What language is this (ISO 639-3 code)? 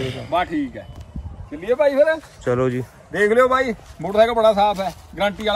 pan